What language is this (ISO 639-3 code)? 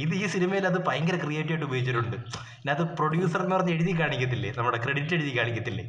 mal